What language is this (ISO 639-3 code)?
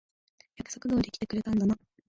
jpn